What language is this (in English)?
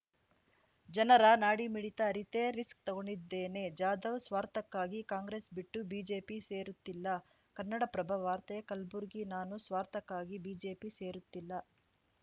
Kannada